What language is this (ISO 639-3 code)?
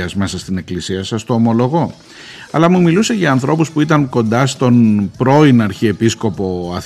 ell